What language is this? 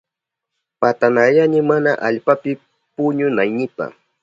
Southern Pastaza Quechua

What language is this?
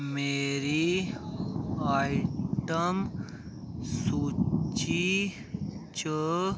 Dogri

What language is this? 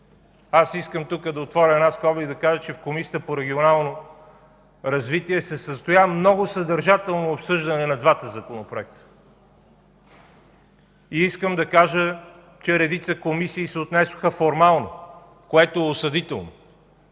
Bulgarian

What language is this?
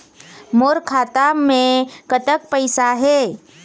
Chhattisgarhi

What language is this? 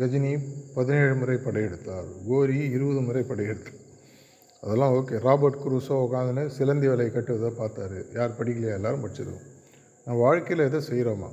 Tamil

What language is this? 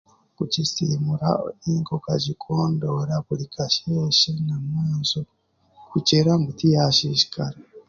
Chiga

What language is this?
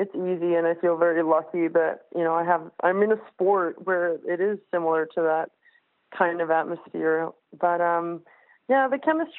English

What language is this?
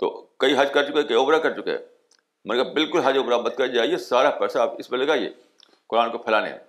Urdu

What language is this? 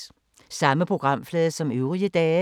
Danish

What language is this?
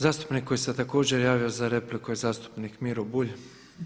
Croatian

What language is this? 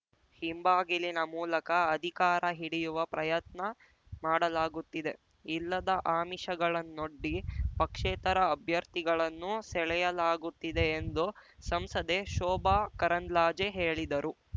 Kannada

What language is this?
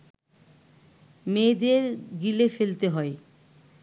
Bangla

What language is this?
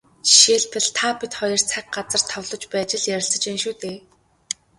Mongolian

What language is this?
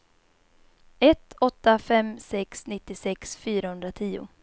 Swedish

